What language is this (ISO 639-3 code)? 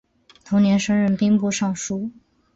zho